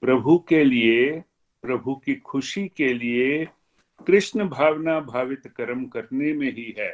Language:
Hindi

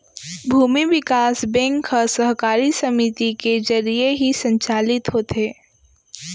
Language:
Chhattisgarhi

